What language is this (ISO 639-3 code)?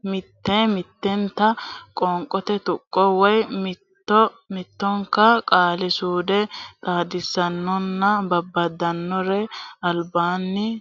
sid